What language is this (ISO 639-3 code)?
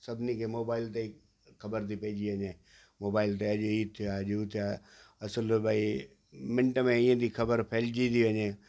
snd